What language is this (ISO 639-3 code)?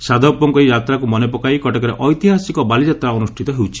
ori